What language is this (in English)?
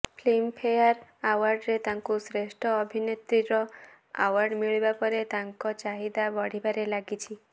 Odia